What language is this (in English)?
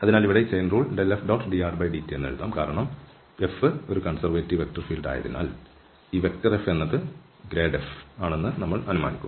Malayalam